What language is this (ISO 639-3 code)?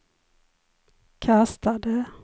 swe